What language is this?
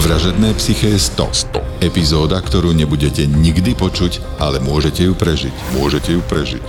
Slovak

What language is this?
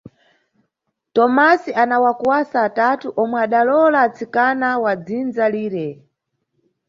Nyungwe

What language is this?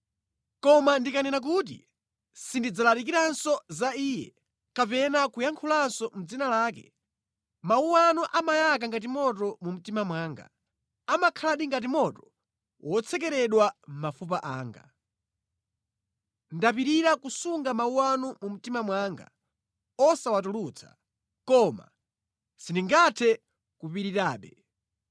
Nyanja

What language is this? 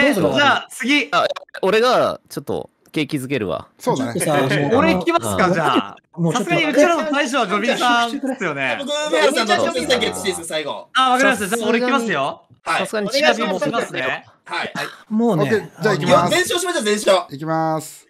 Japanese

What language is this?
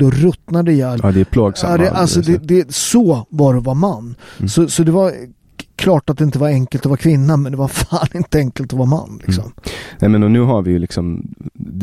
Swedish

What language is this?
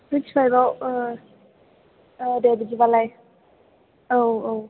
Bodo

